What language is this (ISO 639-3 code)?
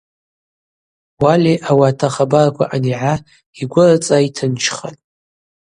abq